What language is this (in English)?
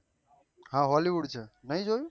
Gujarati